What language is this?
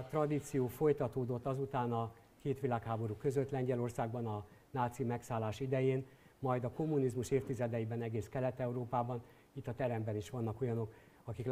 Hungarian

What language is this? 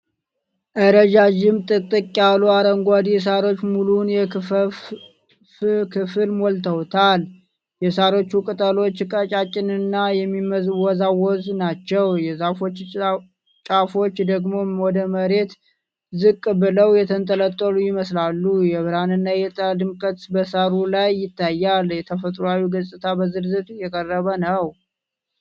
Amharic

